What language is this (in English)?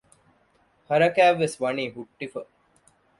Divehi